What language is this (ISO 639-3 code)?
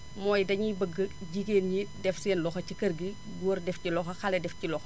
wol